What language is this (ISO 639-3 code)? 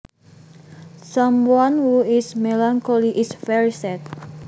jav